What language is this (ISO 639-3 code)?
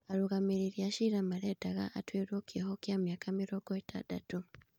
kik